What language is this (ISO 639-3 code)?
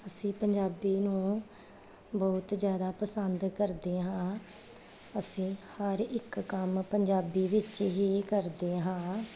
pan